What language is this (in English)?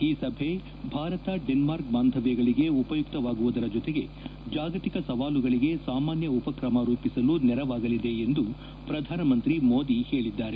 Kannada